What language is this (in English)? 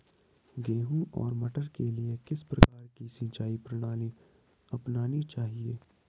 Hindi